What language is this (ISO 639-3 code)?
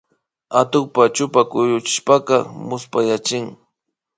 qvi